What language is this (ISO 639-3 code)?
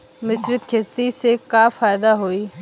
bho